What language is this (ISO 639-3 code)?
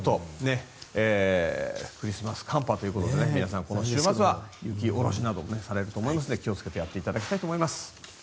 jpn